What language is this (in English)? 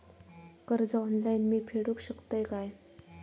Marathi